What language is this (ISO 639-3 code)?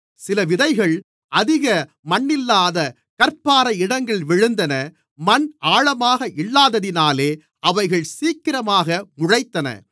tam